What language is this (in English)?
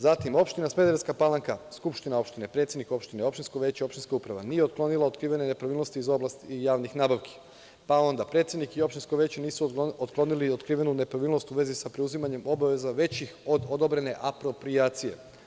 Serbian